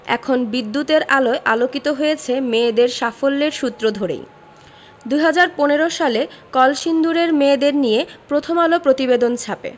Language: Bangla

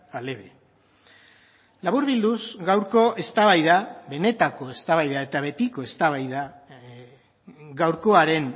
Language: Basque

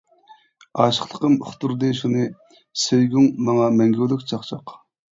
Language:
Uyghur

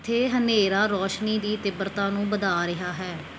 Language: Punjabi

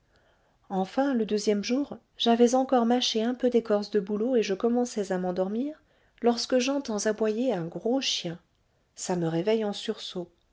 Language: French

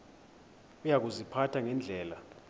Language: Xhosa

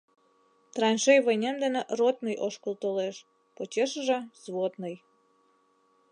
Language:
Mari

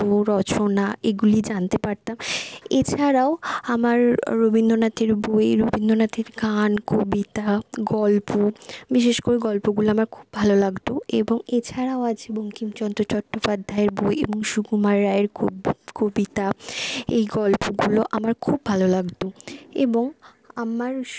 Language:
Bangla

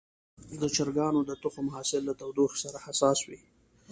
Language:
Pashto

